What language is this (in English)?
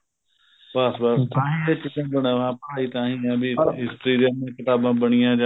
Punjabi